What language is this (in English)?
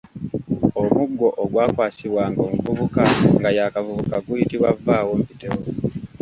Ganda